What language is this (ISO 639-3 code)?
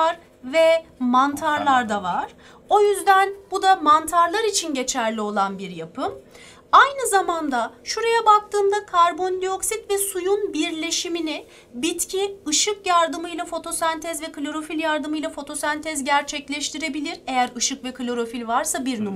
tur